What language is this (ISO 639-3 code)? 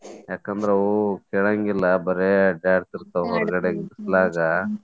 kan